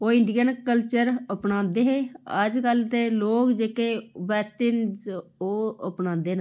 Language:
Dogri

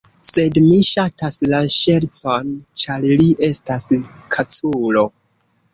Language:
Esperanto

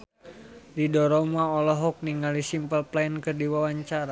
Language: Sundanese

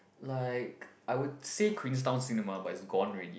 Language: English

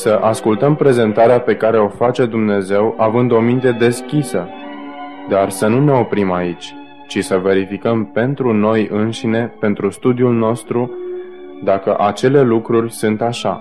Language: Romanian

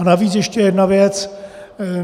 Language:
Czech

